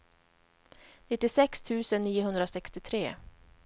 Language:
Swedish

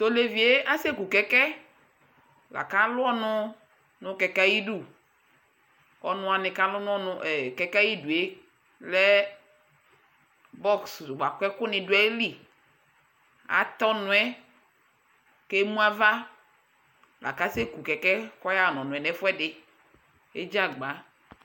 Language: Ikposo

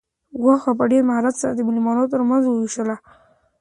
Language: Pashto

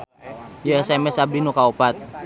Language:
Sundanese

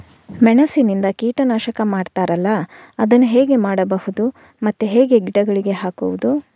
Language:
Kannada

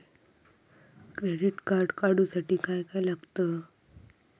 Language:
Marathi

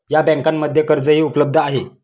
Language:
Marathi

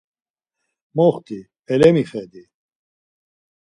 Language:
Laz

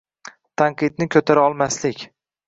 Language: Uzbek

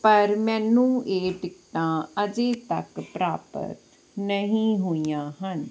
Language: Punjabi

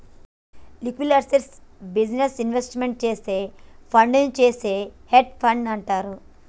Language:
Telugu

